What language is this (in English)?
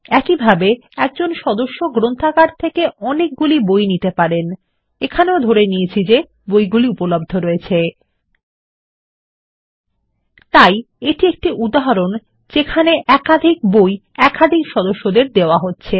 Bangla